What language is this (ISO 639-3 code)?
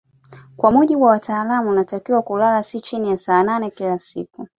swa